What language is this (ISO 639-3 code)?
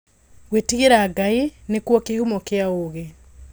kik